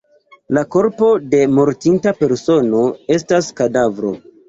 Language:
Esperanto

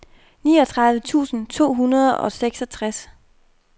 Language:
Danish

